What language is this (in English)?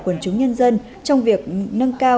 Vietnamese